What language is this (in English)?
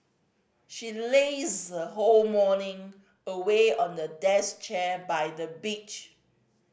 English